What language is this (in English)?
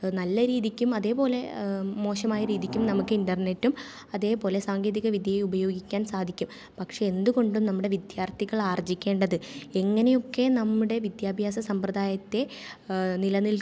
Malayalam